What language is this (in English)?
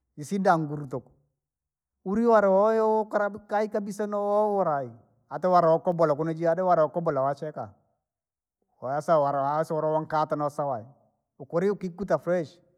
Langi